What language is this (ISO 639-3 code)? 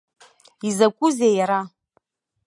abk